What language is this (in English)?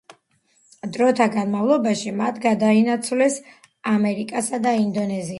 Georgian